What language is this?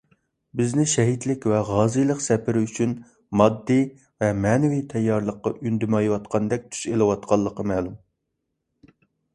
Uyghur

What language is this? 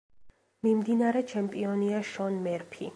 Georgian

